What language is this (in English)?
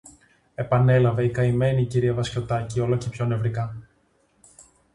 Greek